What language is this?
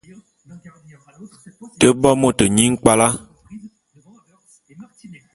Bulu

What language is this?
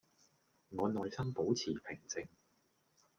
Cantonese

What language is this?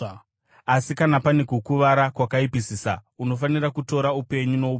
Shona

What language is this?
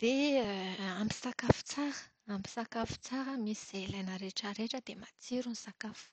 Malagasy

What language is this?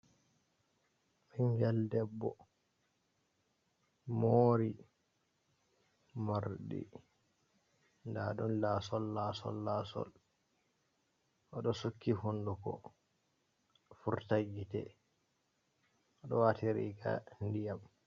Fula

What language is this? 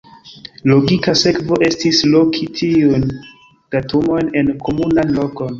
Esperanto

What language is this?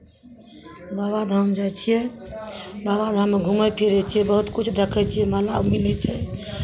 Maithili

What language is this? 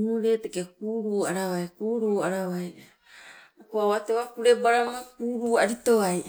Sibe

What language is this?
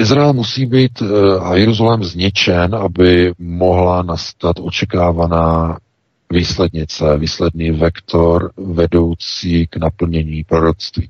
Czech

